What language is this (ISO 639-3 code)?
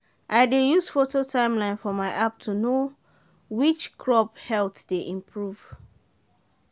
pcm